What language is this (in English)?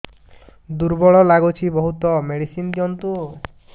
Odia